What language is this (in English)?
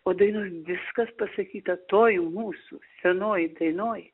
Lithuanian